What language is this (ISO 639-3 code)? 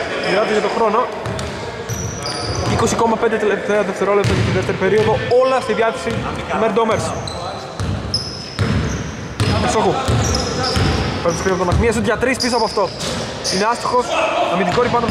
ell